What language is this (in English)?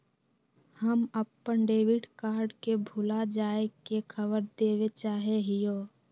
Magahi